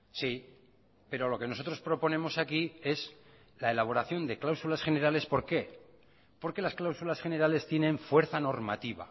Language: Spanish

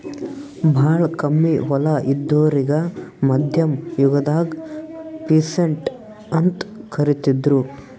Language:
Kannada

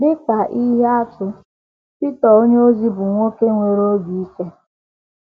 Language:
Igbo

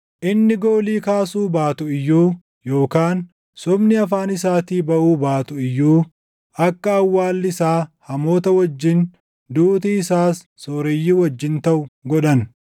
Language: Oromo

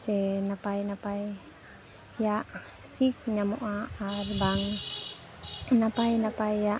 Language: Santali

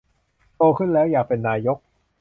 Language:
Thai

